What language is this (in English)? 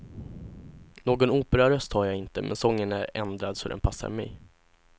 Swedish